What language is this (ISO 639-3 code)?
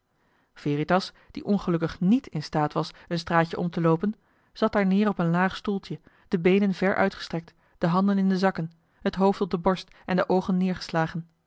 nld